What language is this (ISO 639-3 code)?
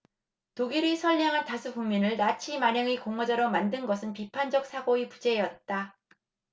kor